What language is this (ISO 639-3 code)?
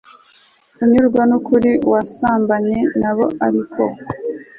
kin